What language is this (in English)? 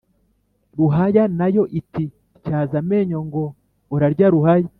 Kinyarwanda